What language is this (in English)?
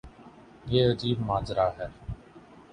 Urdu